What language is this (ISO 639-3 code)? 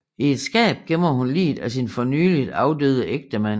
dan